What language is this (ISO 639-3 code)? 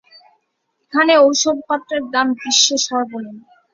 ben